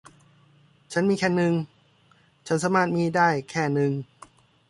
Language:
Thai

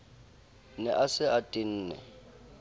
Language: Southern Sotho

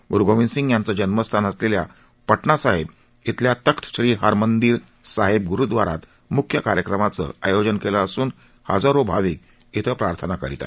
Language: Marathi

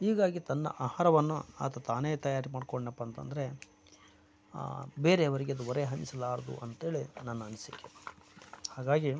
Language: Kannada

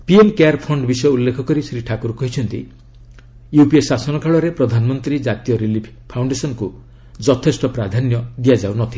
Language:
Odia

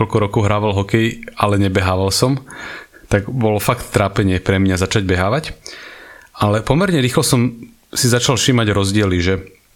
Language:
Slovak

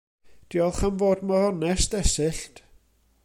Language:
Welsh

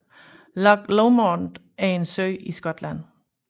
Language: Danish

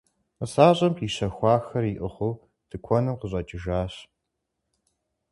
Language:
Kabardian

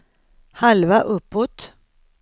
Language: Swedish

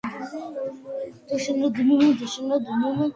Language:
Georgian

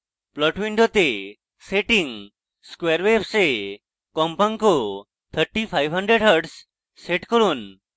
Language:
Bangla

